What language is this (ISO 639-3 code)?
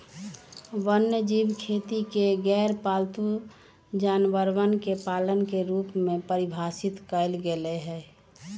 mag